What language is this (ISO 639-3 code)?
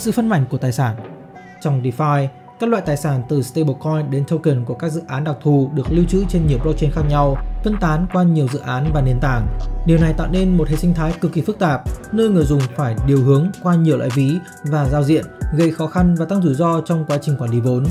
vie